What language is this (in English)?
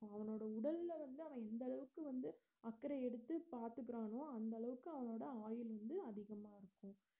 Tamil